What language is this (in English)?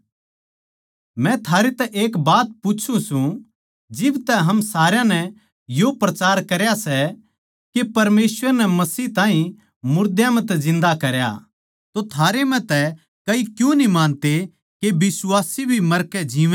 Haryanvi